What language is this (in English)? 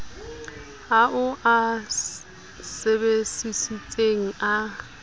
Southern Sotho